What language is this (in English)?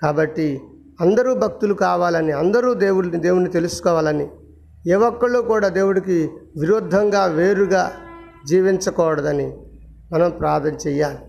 Telugu